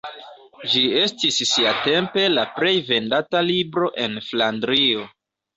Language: Esperanto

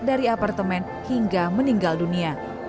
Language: Indonesian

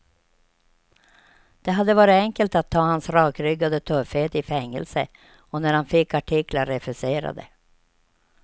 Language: Swedish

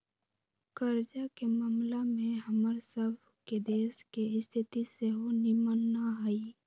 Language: Magahi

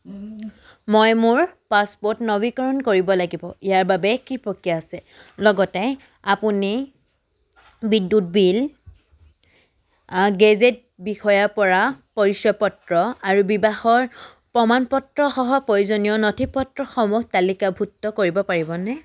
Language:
Assamese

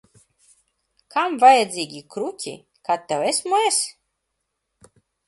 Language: Latvian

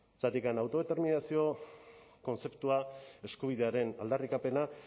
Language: Basque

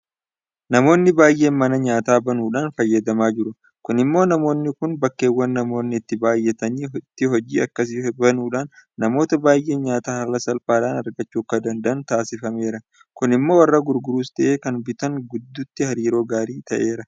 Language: Oromo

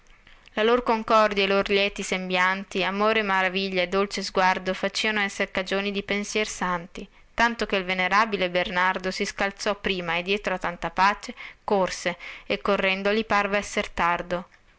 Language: Italian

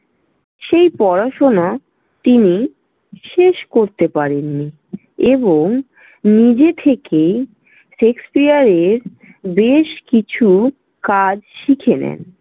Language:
Bangla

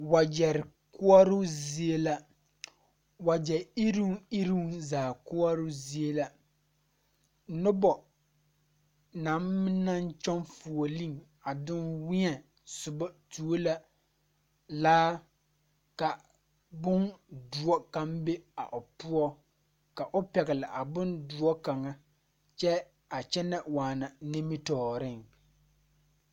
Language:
Southern Dagaare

